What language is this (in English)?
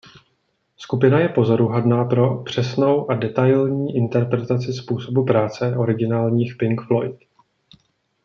Czech